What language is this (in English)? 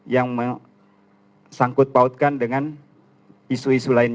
Indonesian